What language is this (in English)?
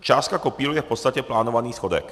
Czech